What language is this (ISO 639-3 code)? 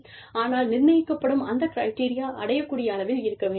tam